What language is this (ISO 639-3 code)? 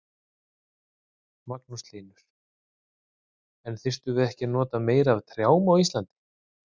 isl